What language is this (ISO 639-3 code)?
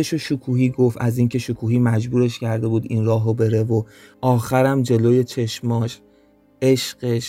fas